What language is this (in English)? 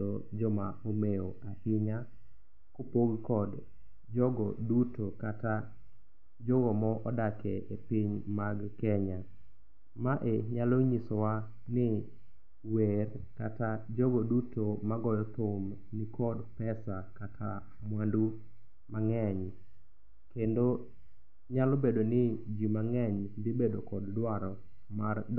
Luo (Kenya and Tanzania)